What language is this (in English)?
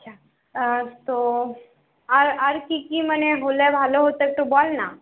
Bangla